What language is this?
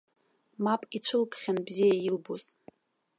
Abkhazian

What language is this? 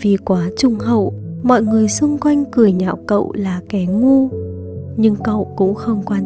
Vietnamese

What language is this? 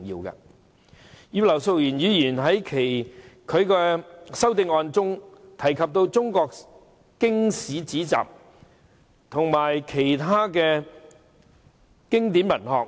Cantonese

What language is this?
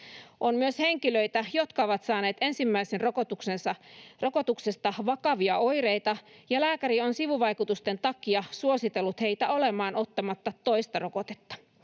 Finnish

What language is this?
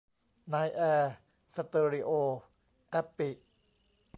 Thai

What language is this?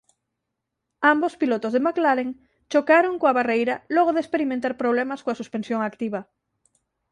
Galician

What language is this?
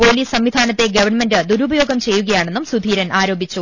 Malayalam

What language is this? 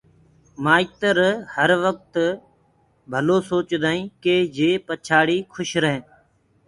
Gurgula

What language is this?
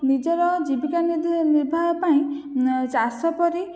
Odia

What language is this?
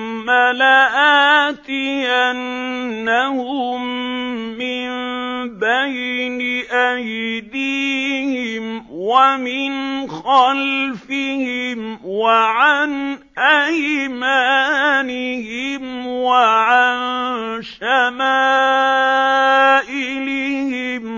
Arabic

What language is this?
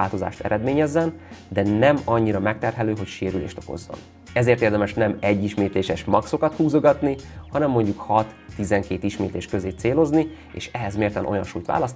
Hungarian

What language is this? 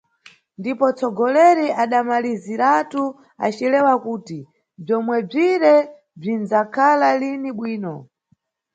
Nyungwe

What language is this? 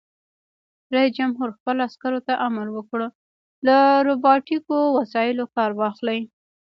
Pashto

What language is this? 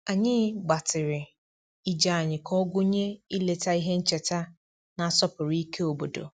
Igbo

